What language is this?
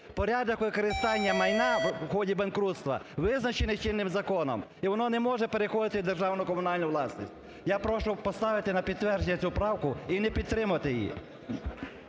Ukrainian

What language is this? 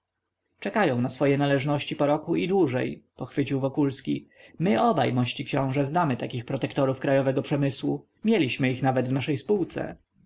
Polish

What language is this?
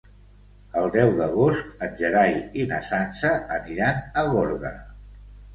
Catalan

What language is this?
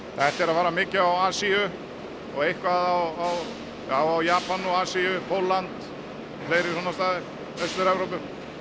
Icelandic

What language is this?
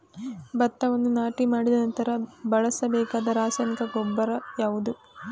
Kannada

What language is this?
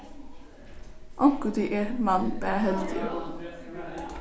Faroese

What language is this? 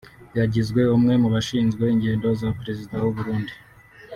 Kinyarwanda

